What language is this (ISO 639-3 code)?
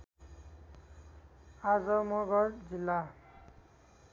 nep